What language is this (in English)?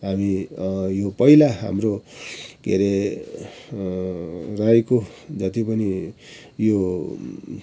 Nepali